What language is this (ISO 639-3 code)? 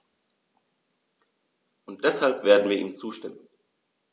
deu